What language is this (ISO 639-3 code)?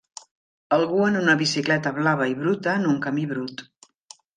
cat